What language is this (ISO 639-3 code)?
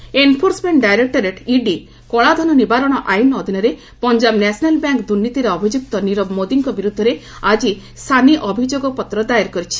ori